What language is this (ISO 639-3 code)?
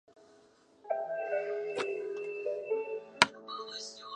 zho